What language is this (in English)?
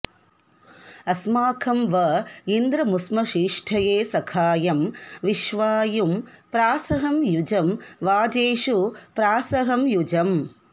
Sanskrit